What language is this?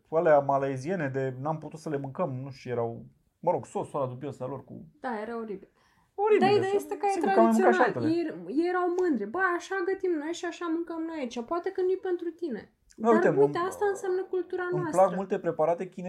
Romanian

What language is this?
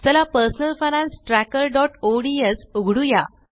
Marathi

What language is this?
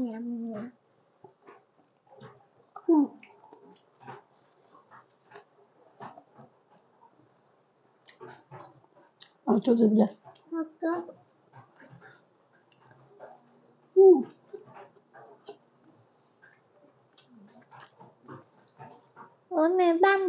Indonesian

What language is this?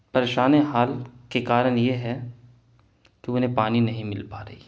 Urdu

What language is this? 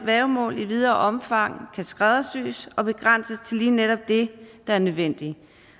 Danish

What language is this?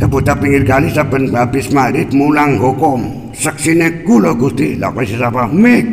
Indonesian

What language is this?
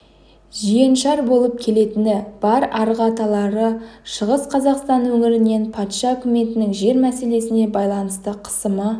Kazakh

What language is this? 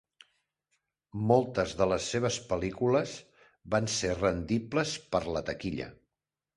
Catalan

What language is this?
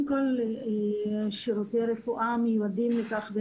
Hebrew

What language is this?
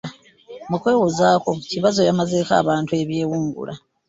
Ganda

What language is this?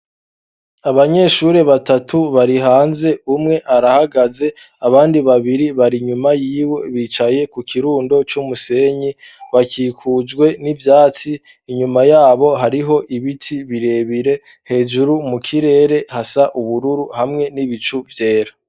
Rundi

